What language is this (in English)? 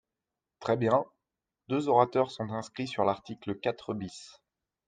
French